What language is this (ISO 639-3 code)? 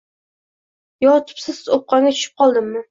uzb